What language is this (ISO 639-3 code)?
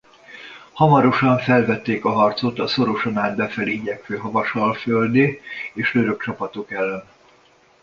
hun